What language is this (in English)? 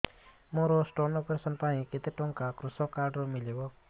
Odia